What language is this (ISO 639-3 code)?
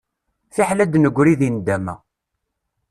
kab